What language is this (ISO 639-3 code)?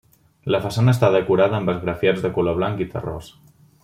cat